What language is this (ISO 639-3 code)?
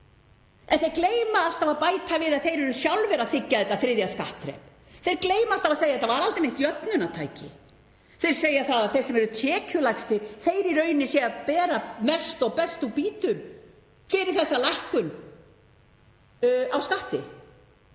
isl